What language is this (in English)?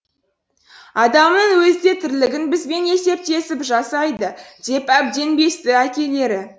Kazakh